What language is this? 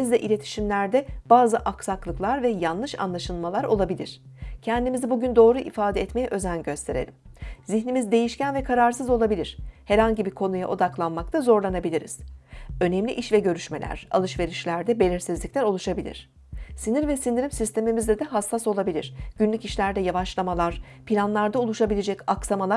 Turkish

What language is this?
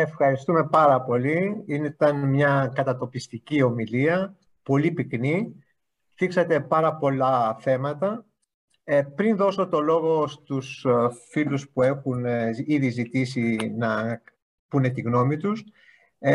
Greek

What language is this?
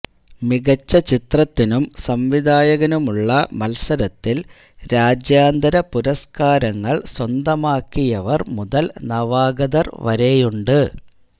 Malayalam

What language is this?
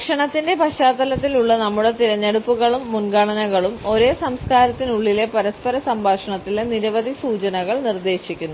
Malayalam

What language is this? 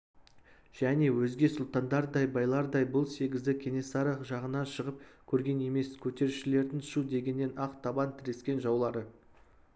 Kazakh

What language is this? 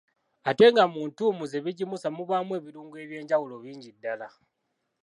Ganda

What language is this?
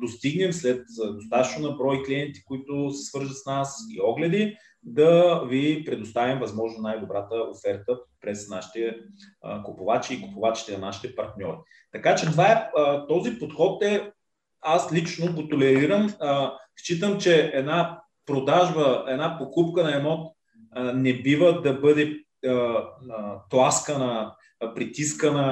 Bulgarian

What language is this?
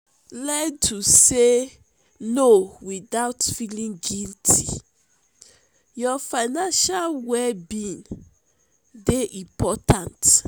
Nigerian Pidgin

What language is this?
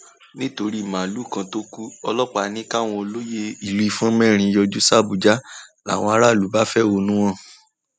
Yoruba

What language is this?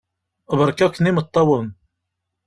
Kabyle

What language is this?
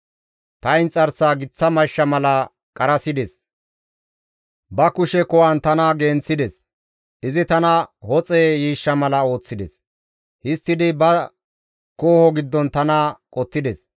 Gamo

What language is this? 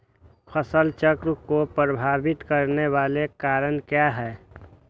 Magahi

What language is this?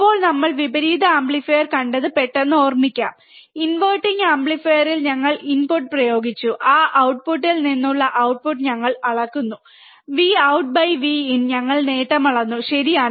Malayalam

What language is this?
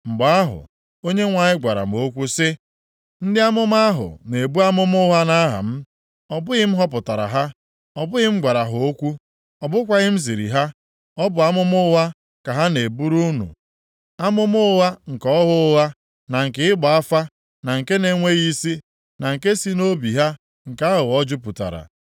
Igbo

